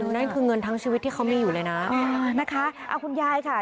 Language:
Thai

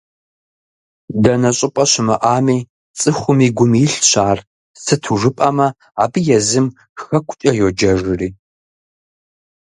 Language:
Kabardian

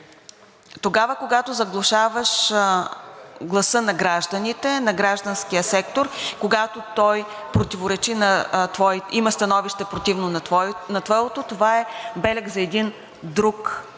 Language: Bulgarian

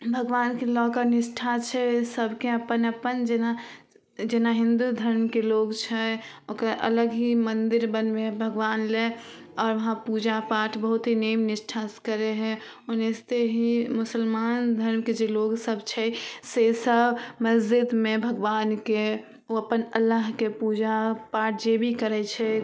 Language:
Maithili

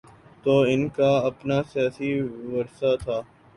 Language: Urdu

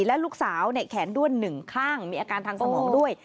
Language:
Thai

